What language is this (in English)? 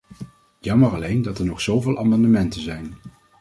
Dutch